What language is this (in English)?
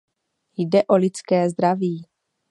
Czech